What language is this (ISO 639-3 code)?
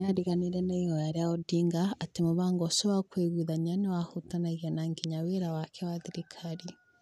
kik